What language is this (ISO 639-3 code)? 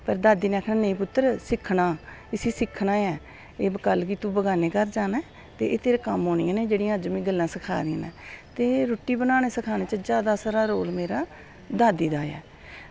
doi